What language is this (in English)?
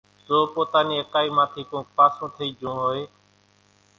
Kachi Koli